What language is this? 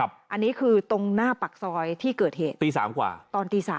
Thai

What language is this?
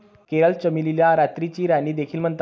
Marathi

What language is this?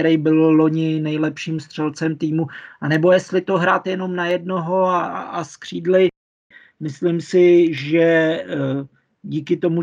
Czech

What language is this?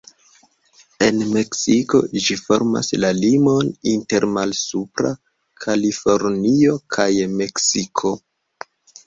Esperanto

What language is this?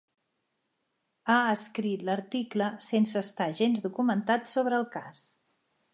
Catalan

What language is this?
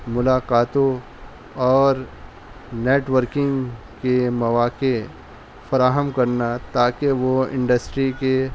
Urdu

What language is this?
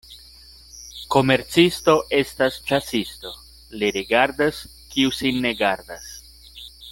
Esperanto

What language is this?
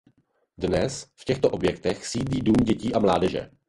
Czech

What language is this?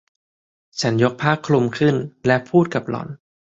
Thai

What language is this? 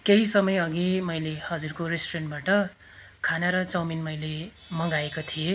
Nepali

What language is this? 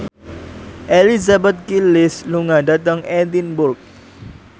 Javanese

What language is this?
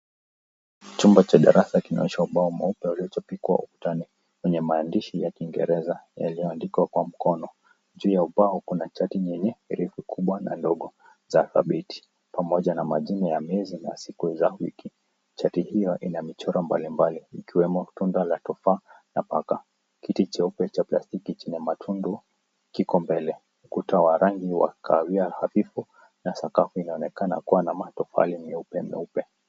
Swahili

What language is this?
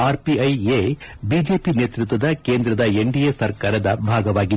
Kannada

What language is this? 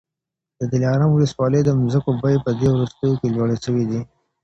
Pashto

